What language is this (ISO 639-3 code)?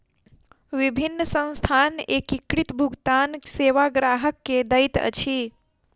mai